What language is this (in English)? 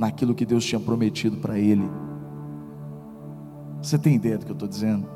Portuguese